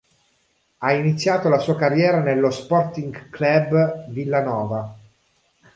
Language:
Italian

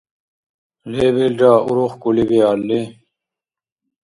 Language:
Dargwa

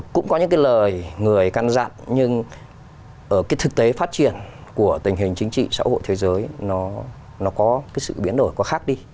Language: Vietnamese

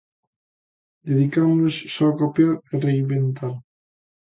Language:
Galician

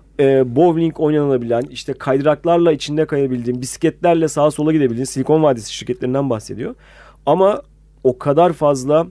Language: Turkish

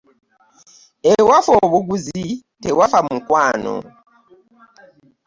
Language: Ganda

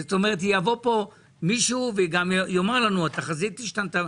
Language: Hebrew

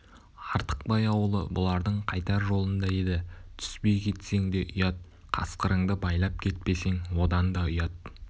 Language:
Kazakh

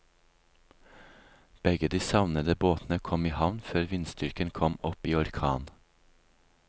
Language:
Norwegian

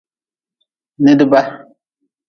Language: Nawdm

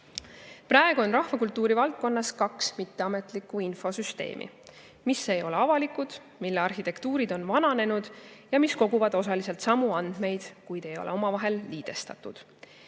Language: Estonian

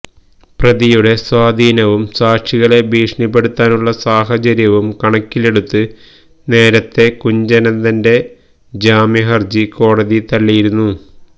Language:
Malayalam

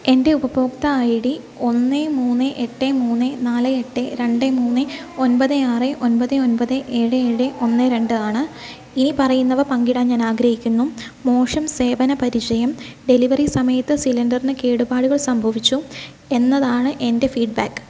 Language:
Malayalam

